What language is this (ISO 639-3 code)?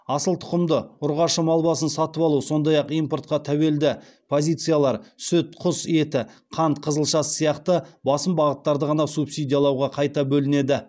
kaz